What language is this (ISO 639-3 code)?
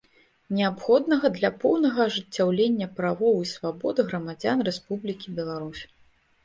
bel